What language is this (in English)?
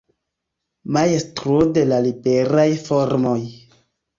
Esperanto